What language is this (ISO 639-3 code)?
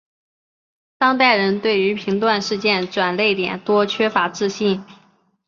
zho